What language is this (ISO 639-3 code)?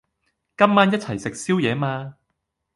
yue